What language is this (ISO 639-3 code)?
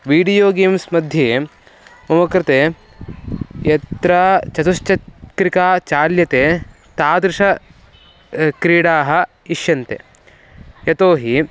san